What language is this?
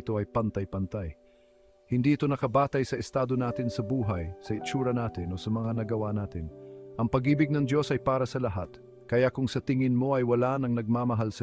Filipino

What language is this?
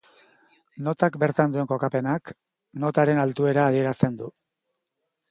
Basque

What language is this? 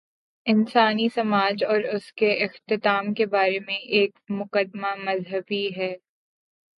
Urdu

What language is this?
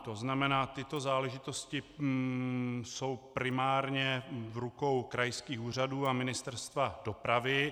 Czech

